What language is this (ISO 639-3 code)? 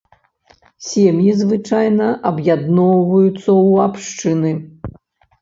bel